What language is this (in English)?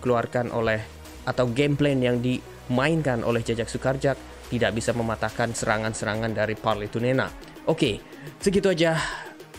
Indonesian